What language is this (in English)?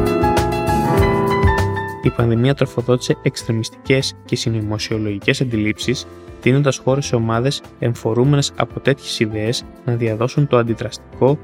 Greek